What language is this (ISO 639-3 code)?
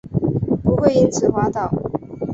zho